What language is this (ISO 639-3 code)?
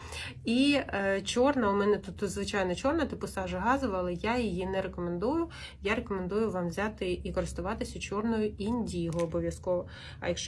ukr